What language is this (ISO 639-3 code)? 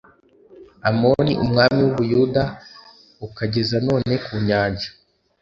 kin